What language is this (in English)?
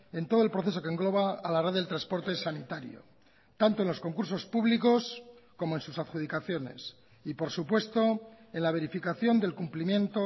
Spanish